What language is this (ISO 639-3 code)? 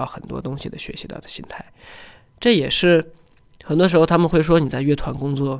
zho